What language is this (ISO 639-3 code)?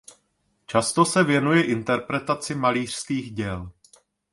ces